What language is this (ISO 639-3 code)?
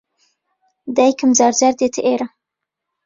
ckb